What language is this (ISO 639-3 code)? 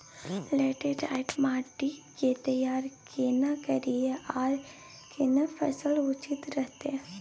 mai